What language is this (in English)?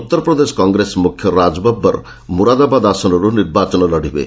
Odia